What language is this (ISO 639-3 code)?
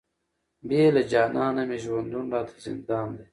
pus